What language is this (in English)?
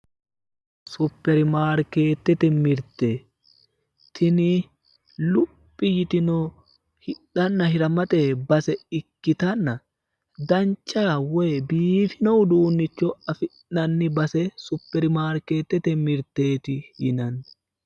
Sidamo